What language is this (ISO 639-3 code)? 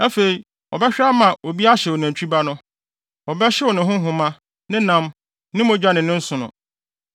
aka